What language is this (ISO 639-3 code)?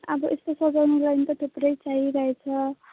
nep